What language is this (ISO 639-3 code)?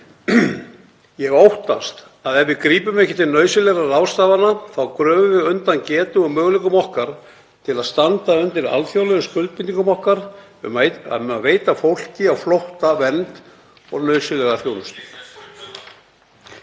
isl